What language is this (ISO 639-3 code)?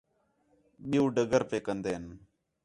xhe